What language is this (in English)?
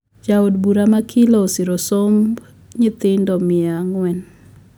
Luo (Kenya and Tanzania)